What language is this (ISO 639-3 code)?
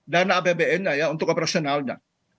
ind